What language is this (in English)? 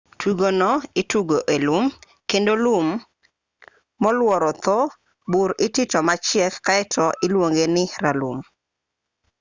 Luo (Kenya and Tanzania)